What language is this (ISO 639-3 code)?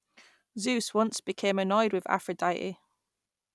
eng